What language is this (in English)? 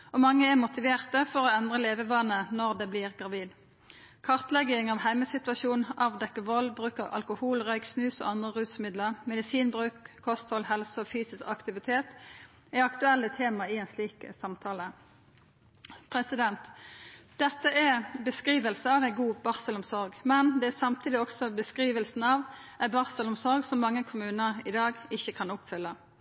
Norwegian Nynorsk